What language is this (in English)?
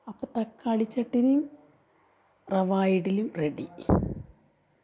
Malayalam